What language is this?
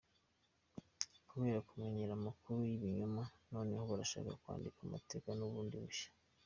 Kinyarwanda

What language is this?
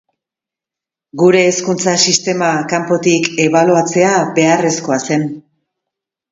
Basque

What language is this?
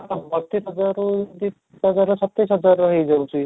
Odia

